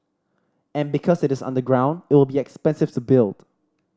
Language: English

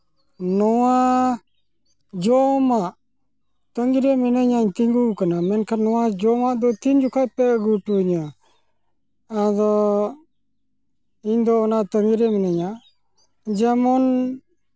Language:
Santali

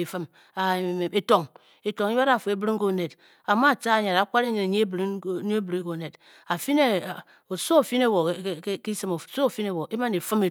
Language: Bokyi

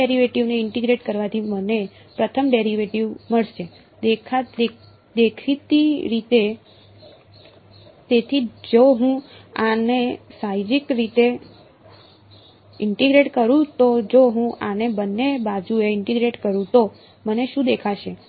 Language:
Gujarati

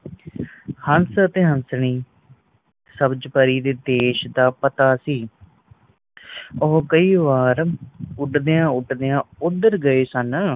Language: Punjabi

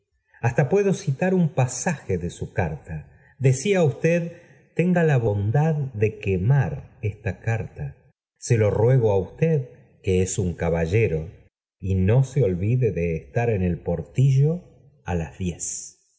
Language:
Spanish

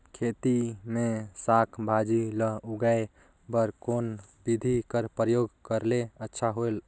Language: Chhattisgarhi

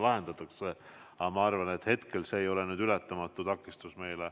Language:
Estonian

